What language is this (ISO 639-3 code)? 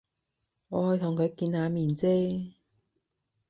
yue